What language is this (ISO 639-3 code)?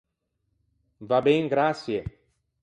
lij